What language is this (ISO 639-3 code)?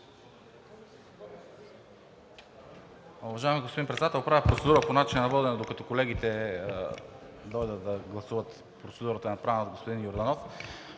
bul